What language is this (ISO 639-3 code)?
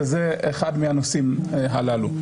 heb